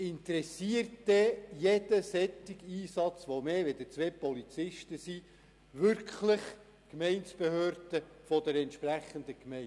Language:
Swiss German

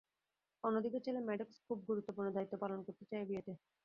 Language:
Bangla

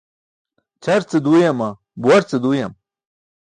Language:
Burushaski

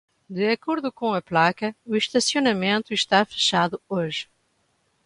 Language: Portuguese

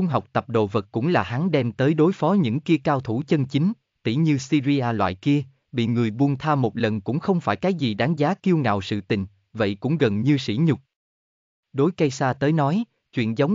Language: Vietnamese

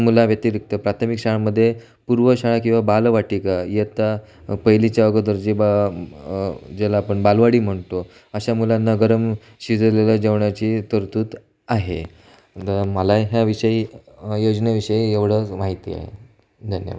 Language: Marathi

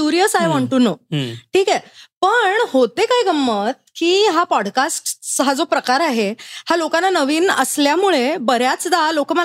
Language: Marathi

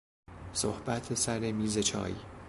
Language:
Persian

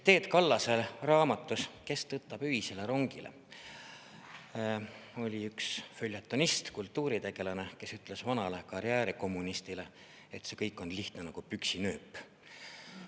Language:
Estonian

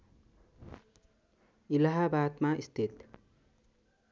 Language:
Nepali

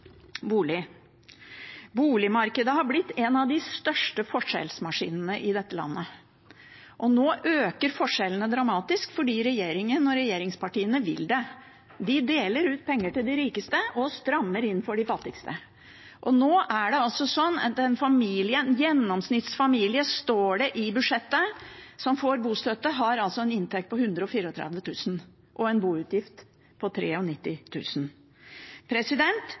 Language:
Norwegian Bokmål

